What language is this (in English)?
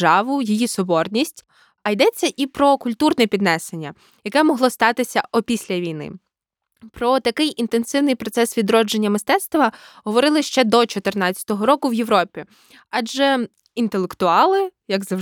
Ukrainian